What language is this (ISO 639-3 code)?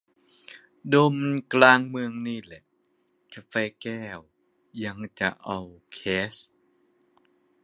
tha